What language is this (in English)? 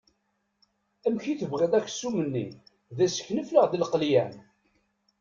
Kabyle